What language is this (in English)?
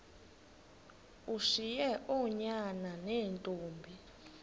Xhosa